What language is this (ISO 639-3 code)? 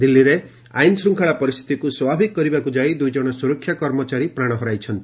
ori